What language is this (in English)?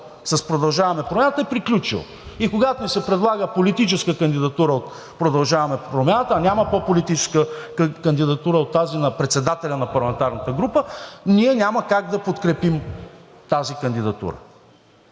Bulgarian